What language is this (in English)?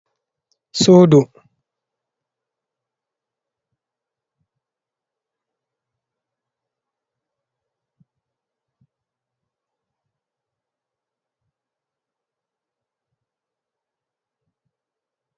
Fula